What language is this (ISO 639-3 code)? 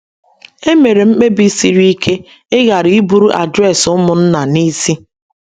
ibo